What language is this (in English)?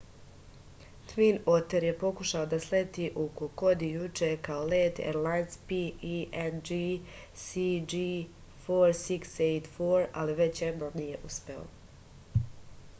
Serbian